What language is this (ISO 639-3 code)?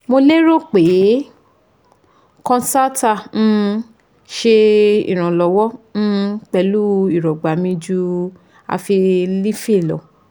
yor